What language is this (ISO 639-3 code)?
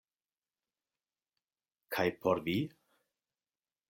epo